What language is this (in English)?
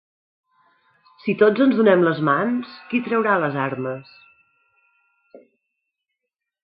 Catalan